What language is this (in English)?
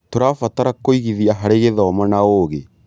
Kikuyu